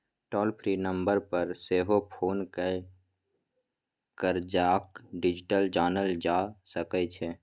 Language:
Maithili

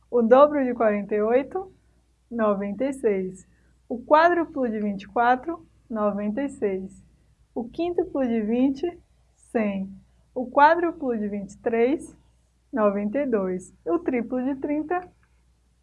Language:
Portuguese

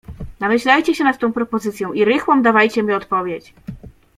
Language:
Polish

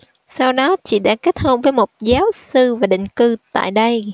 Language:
Vietnamese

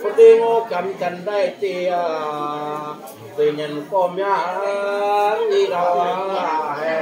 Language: Thai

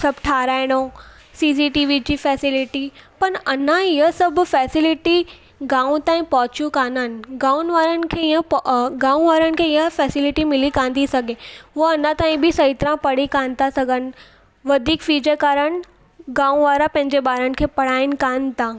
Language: Sindhi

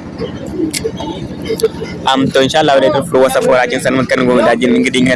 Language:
Indonesian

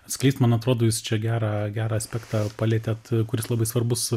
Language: Lithuanian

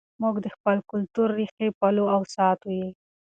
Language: Pashto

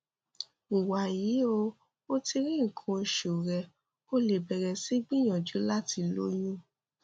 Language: Yoruba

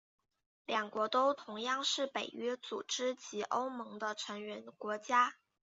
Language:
Chinese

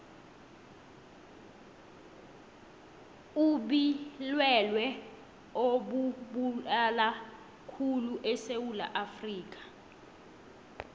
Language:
South Ndebele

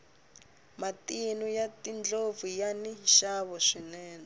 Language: Tsonga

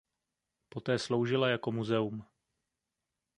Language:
Czech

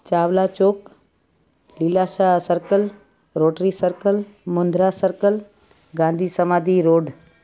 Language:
Sindhi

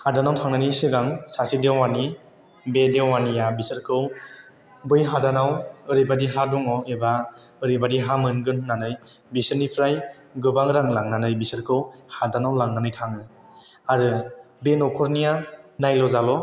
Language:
Bodo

